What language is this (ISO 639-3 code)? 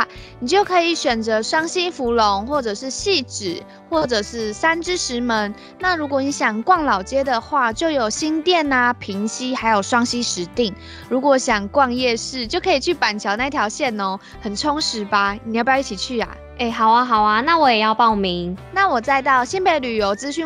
zho